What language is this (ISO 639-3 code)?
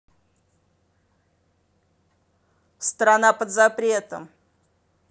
rus